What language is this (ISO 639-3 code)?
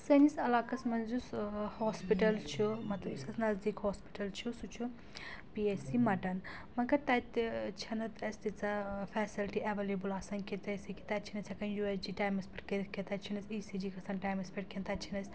kas